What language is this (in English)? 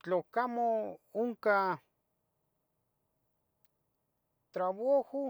Tetelcingo Nahuatl